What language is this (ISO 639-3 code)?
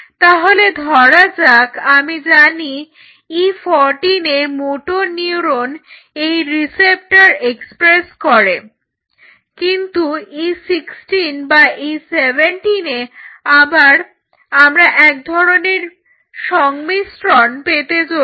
ben